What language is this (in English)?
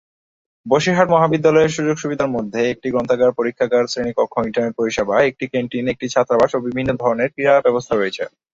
Bangla